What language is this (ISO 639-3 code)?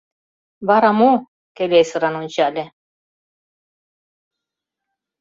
chm